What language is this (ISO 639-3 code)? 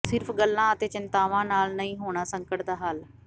pan